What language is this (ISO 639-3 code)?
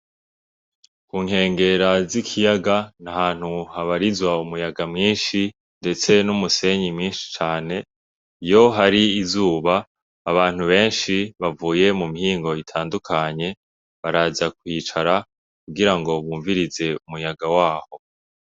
run